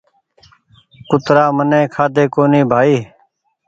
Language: Goaria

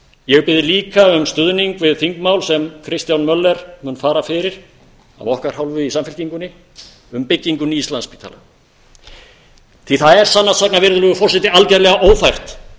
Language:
Icelandic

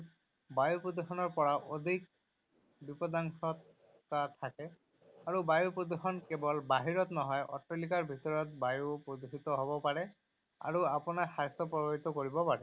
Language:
Assamese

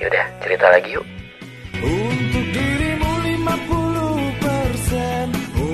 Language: Indonesian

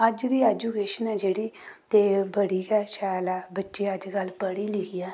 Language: Dogri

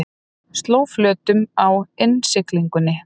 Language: Icelandic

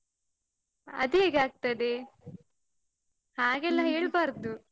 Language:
Kannada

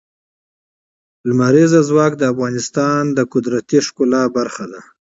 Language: Pashto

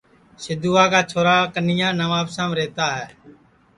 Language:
Sansi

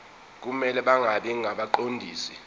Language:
Zulu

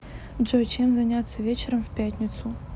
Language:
Russian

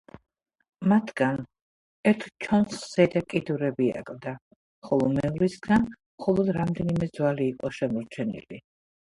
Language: Georgian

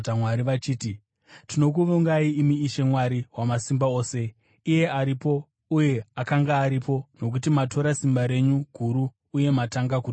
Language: Shona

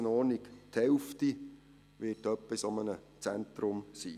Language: Swiss German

